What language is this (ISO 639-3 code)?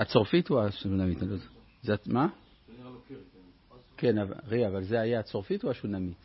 heb